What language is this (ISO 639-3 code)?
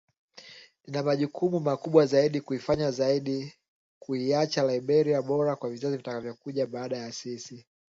swa